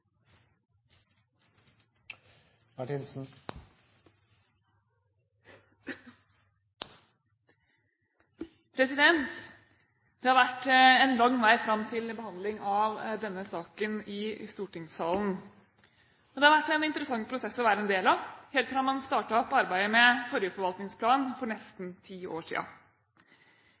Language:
Norwegian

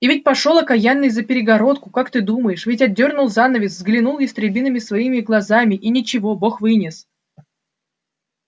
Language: Russian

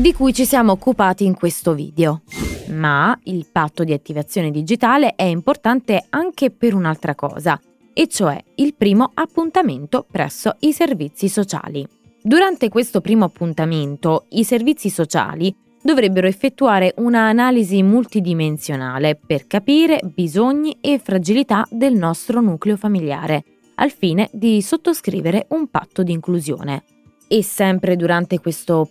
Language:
Italian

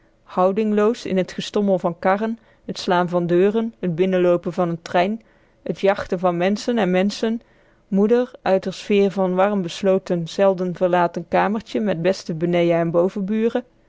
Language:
Dutch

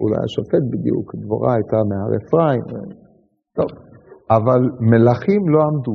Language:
Hebrew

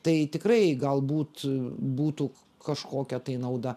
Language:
Lithuanian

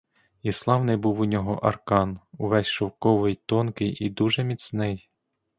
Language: Ukrainian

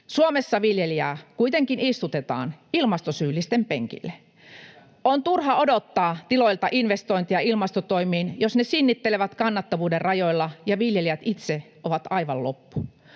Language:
Finnish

